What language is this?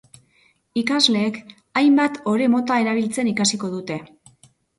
Basque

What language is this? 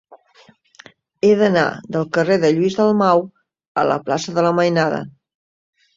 Catalan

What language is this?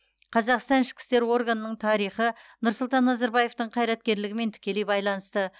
Kazakh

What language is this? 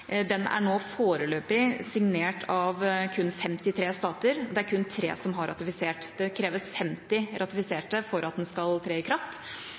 Norwegian Bokmål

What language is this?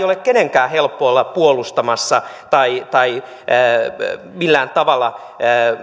Finnish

